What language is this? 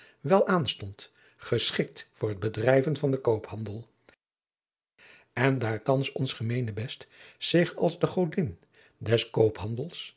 Dutch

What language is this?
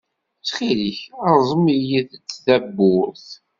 Kabyle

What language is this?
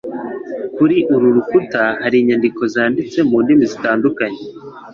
Kinyarwanda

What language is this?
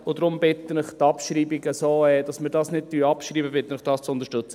Swiss German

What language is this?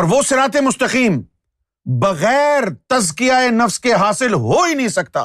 Urdu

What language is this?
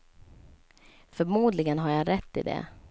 Swedish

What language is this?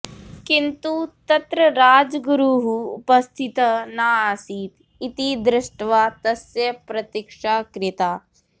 Sanskrit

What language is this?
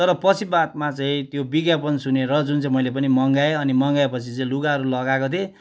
Nepali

